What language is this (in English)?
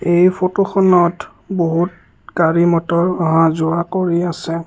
Assamese